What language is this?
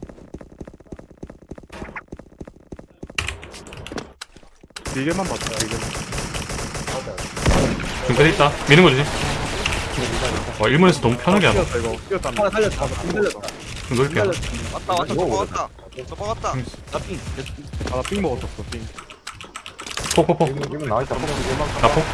Korean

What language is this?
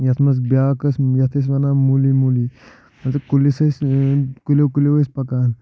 Kashmiri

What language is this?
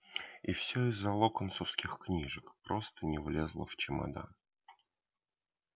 Russian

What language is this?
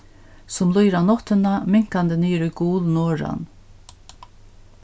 Faroese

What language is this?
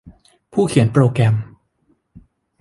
Thai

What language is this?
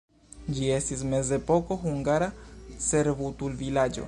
Esperanto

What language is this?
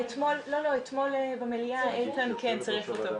Hebrew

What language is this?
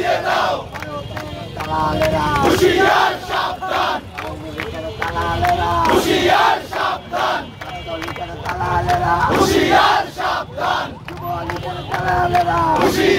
Bangla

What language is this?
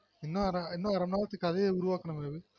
Tamil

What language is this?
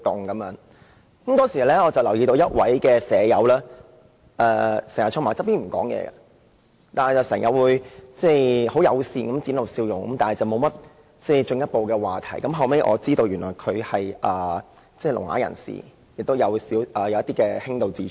Cantonese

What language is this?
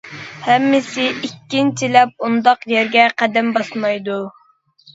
Uyghur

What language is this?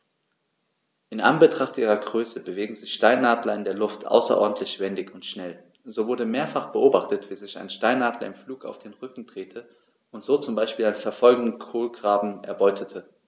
German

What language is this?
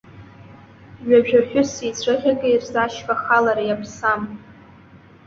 Abkhazian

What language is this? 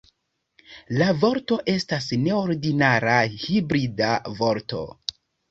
Esperanto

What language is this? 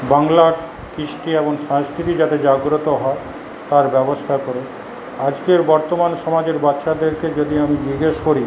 Bangla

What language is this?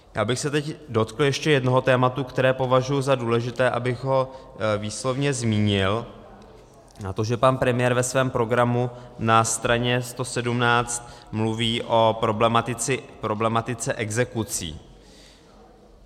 Czech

